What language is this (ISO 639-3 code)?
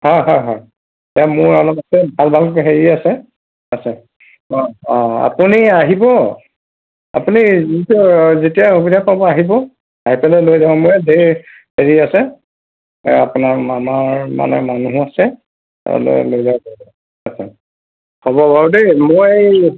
asm